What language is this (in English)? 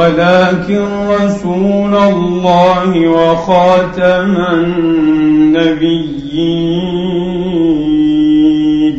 Arabic